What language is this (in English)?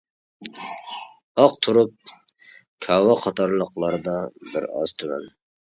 Uyghur